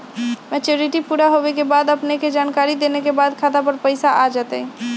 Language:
Magahi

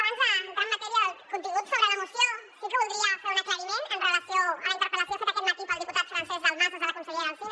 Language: Catalan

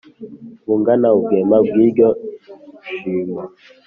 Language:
Kinyarwanda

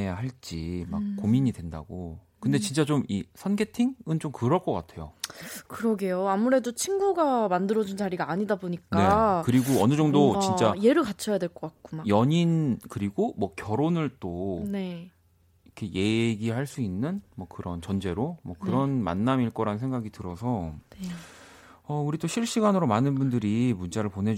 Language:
Korean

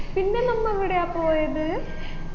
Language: Malayalam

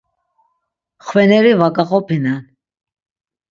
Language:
Laz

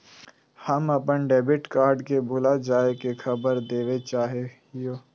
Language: Magahi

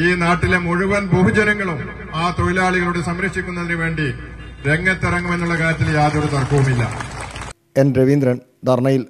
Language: Malayalam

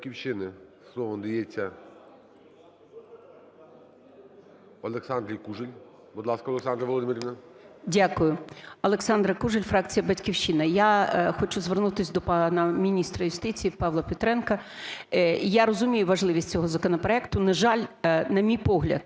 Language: Ukrainian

